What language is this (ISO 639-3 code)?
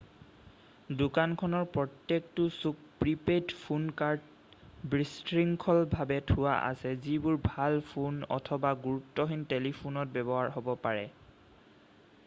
asm